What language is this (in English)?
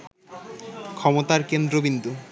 Bangla